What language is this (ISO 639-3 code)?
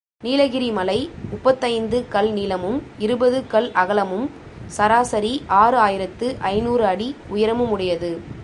tam